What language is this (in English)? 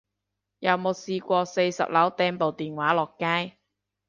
Cantonese